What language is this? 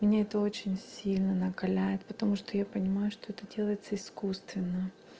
Russian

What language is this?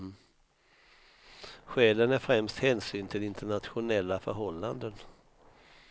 Swedish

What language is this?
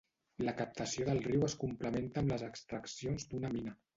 Catalan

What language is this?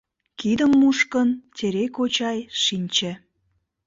Mari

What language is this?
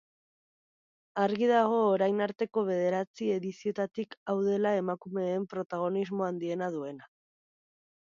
Basque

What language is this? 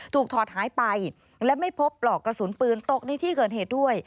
Thai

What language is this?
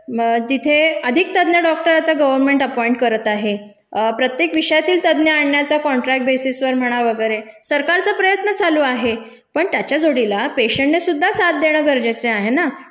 Marathi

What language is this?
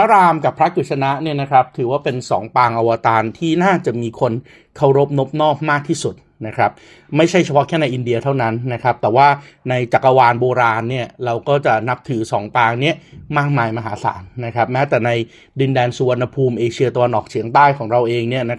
Thai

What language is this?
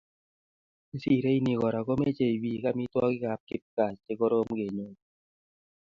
Kalenjin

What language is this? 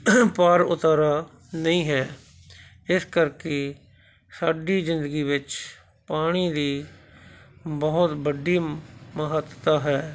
Punjabi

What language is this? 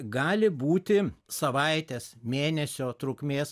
Lithuanian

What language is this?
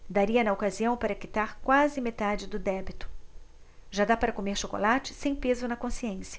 Portuguese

